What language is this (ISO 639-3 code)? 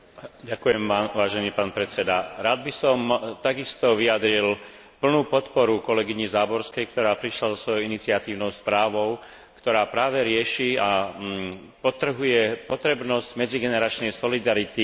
slk